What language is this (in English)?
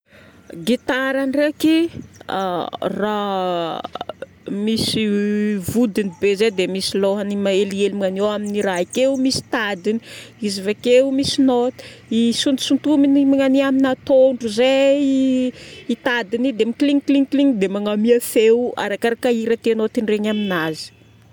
Northern Betsimisaraka Malagasy